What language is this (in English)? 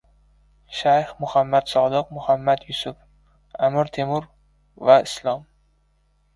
Uzbek